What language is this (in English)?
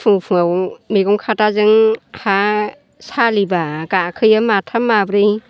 Bodo